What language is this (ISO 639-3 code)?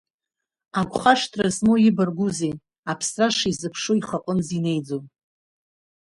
abk